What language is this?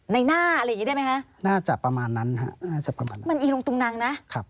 Thai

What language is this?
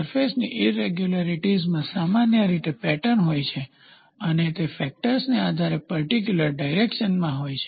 Gujarati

